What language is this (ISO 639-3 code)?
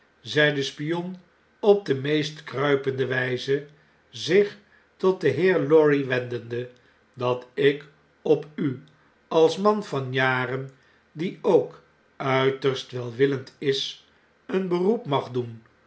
nld